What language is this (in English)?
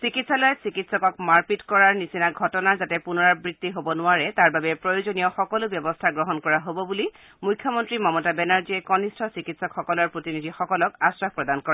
Assamese